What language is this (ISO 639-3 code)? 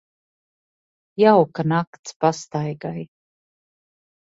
lav